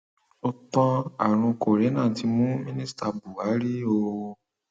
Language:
Yoruba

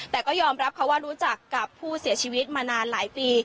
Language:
Thai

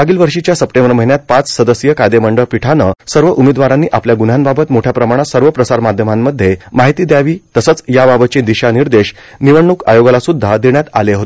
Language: Marathi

